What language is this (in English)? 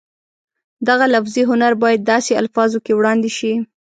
Pashto